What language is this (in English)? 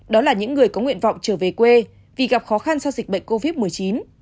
Vietnamese